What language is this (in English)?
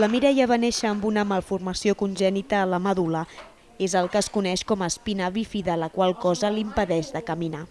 Catalan